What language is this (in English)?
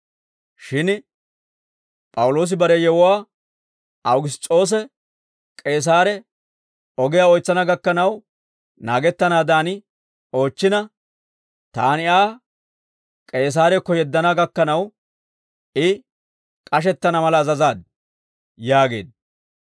Dawro